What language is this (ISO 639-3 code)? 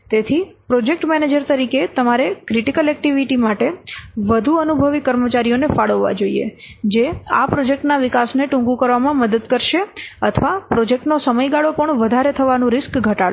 guj